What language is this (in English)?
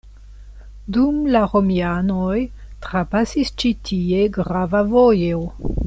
Esperanto